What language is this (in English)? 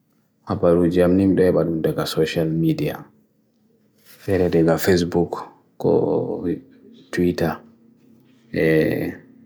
Bagirmi Fulfulde